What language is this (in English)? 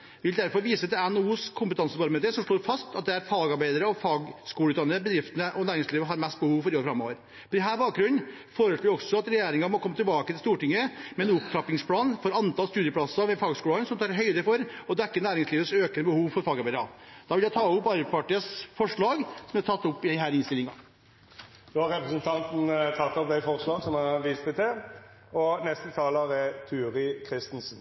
Norwegian